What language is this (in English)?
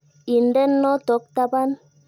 Kalenjin